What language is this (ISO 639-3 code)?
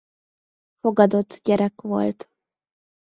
hun